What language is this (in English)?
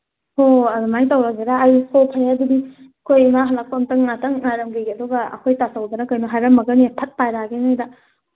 Manipuri